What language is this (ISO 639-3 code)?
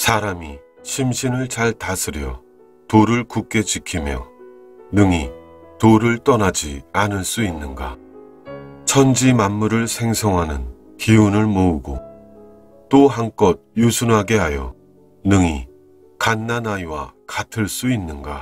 kor